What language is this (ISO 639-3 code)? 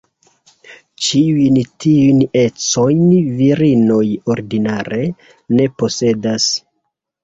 epo